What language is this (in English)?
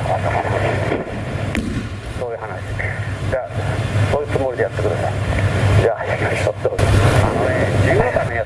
Japanese